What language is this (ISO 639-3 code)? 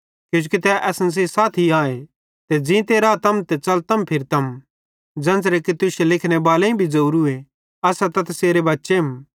bhd